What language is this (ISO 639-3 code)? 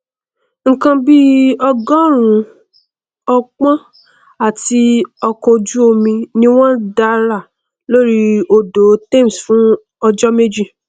yor